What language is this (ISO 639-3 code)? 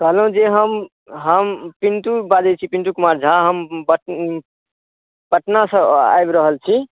mai